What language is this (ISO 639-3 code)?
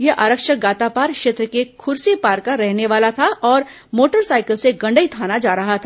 hin